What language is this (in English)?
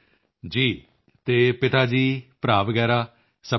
Punjabi